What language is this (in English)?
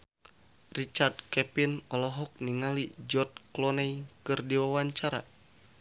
Sundanese